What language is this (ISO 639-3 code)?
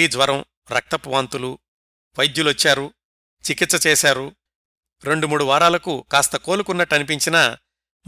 tel